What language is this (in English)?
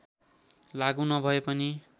Nepali